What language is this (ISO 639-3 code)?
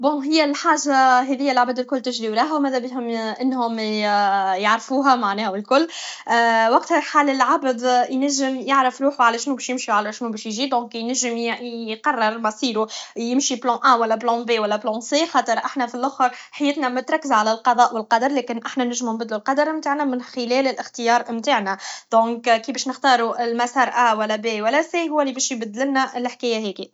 aeb